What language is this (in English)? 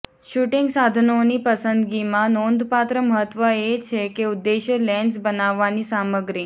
Gujarati